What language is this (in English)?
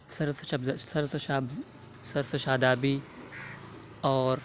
Urdu